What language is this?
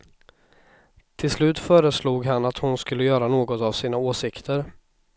Swedish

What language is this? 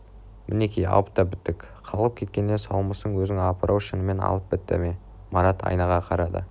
Kazakh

